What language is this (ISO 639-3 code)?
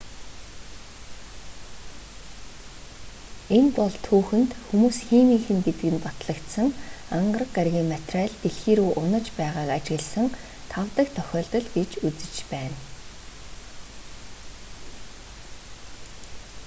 mon